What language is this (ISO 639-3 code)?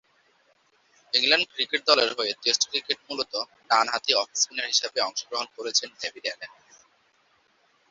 ben